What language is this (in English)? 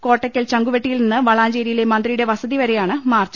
Malayalam